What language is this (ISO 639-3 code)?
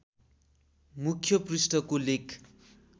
nep